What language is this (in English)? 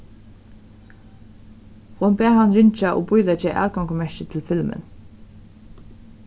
Faroese